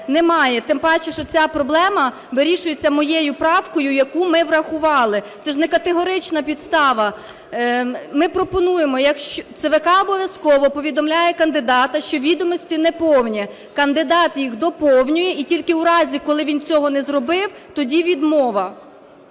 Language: Ukrainian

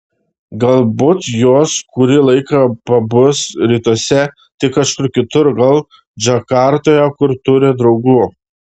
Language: Lithuanian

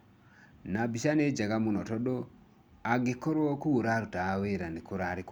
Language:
Kikuyu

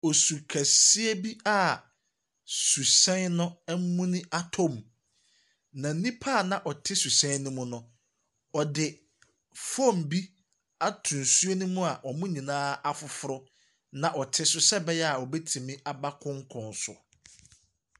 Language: Akan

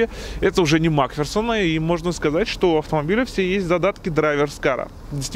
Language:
Russian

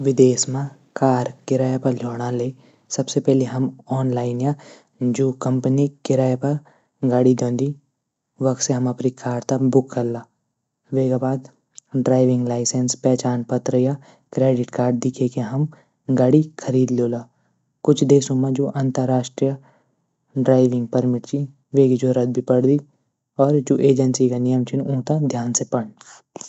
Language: Garhwali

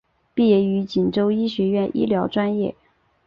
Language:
Chinese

